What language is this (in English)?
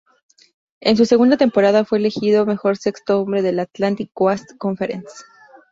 Spanish